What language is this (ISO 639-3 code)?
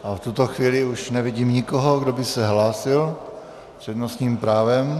ces